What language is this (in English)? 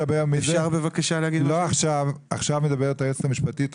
Hebrew